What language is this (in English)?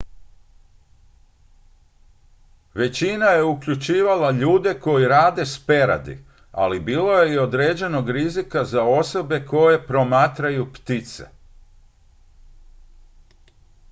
Croatian